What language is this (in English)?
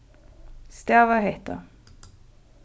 Faroese